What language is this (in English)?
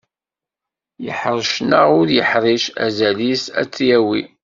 Kabyle